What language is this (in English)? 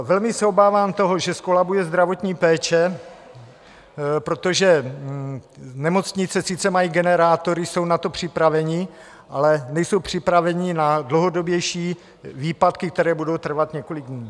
Czech